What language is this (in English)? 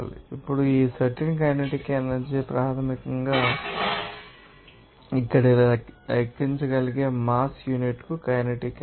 Telugu